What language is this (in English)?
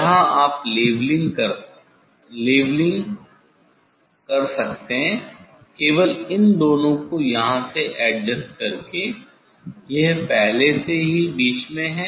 Hindi